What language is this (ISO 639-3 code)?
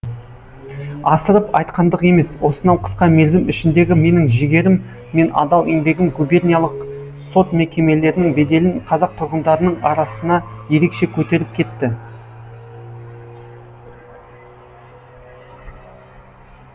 kaz